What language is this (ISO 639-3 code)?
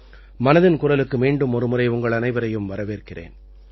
tam